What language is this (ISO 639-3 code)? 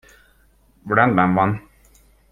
hun